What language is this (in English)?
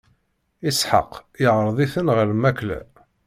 Kabyle